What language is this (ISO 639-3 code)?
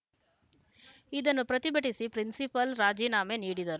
kan